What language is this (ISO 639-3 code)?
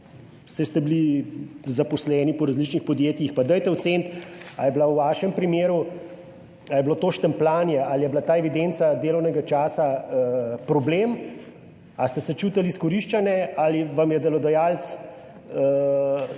slv